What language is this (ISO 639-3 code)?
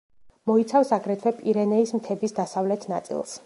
kat